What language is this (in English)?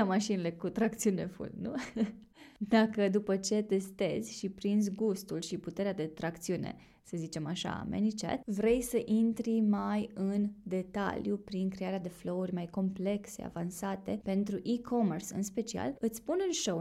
Romanian